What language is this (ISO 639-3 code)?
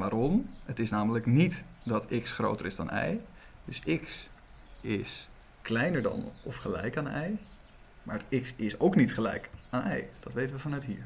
nld